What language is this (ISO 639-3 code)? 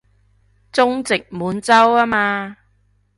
yue